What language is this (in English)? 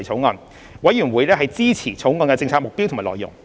Cantonese